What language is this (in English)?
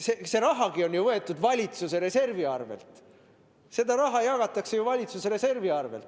Estonian